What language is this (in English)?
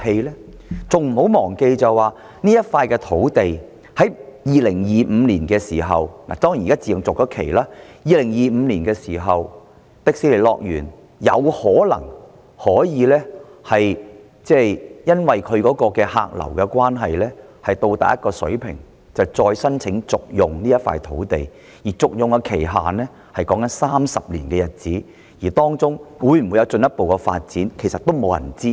Cantonese